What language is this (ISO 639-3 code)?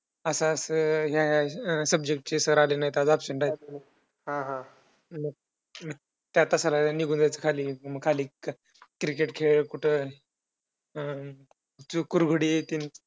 mar